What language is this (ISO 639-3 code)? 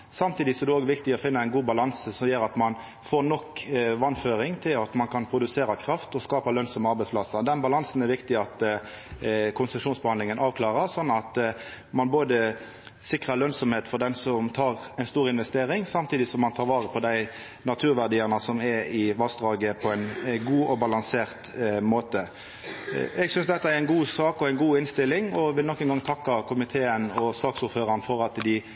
nno